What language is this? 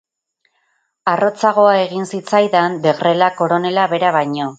Basque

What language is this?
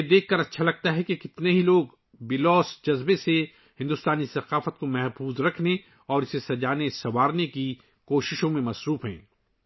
Urdu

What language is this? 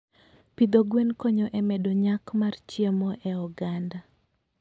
Luo (Kenya and Tanzania)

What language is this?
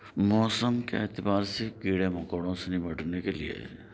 Urdu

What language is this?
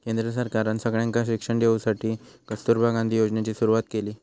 Marathi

